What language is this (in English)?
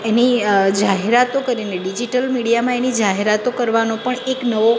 Gujarati